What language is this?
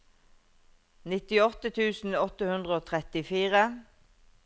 Norwegian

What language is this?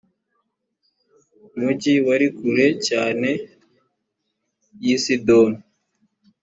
Kinyarwanda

